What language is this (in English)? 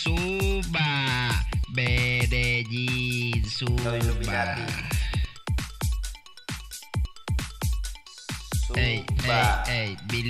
Thai